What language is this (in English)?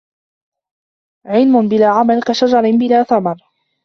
Arabic